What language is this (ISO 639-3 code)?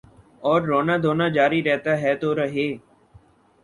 urd